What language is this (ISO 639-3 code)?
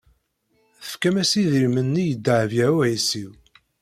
kab